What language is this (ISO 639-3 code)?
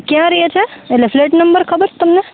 guj